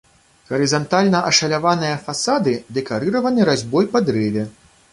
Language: Belarusian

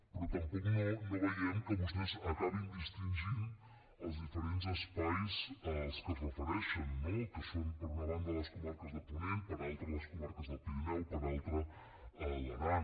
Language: Catalan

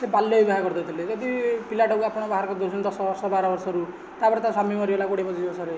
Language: Odia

